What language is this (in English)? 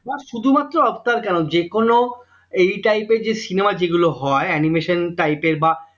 Bangla